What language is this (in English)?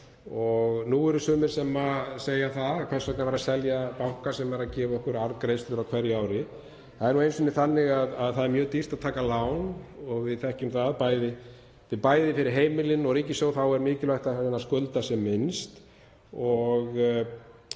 Icelandic